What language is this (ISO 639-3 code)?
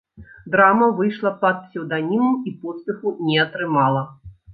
bel